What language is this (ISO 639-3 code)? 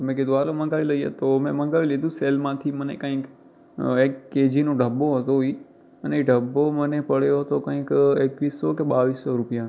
guj